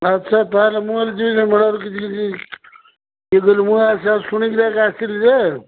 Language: Odia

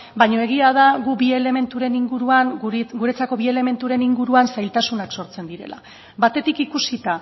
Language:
Basque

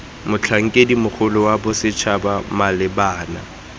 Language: Tswana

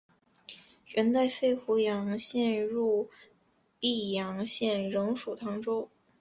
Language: Chinese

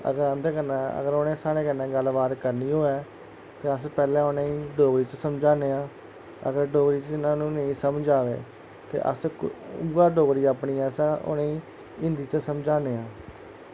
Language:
Dogri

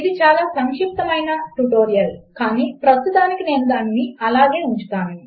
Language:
Telugu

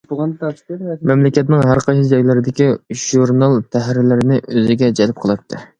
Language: Uyghur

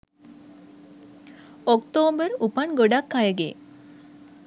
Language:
Sinhala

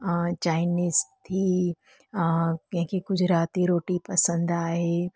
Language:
Sindhi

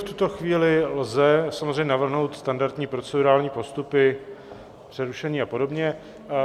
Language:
Czech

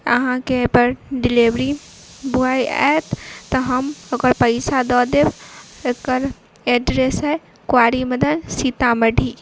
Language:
Maithili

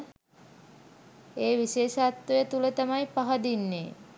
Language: Sinhala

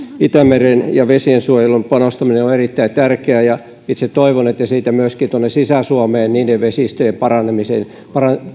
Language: Finnish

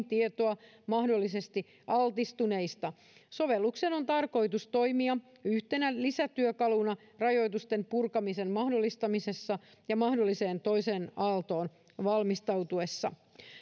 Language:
Finnish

